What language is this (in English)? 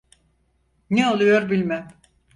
Turkish